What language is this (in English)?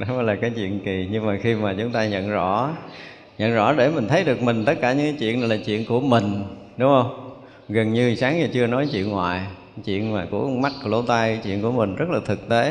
Vietnamese